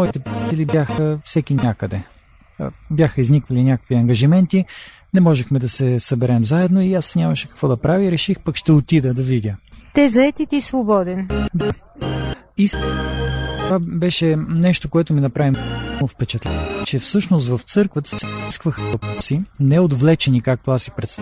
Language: Bulgarian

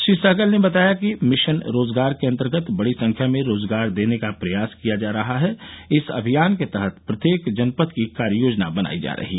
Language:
Hindi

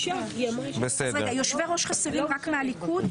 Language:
Hebrew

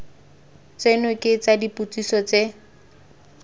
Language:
Tswana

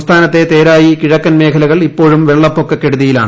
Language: Malayalam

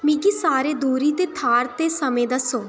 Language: Dogri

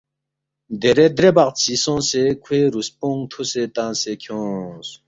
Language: Balti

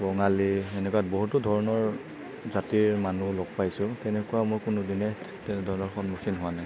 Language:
Assamese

